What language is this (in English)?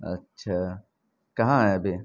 Urdu